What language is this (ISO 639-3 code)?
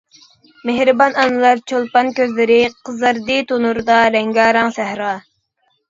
uig